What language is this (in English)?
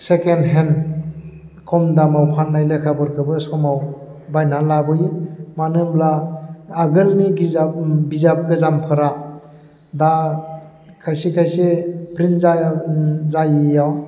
Bodo